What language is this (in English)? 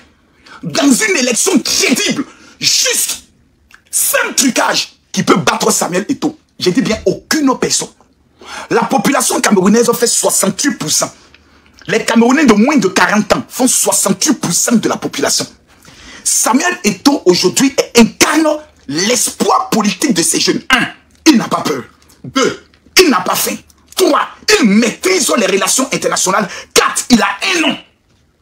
French